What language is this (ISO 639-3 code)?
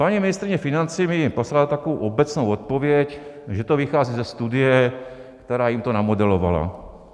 ces